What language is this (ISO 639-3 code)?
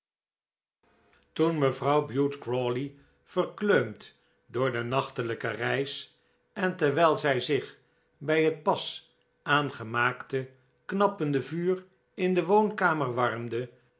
nld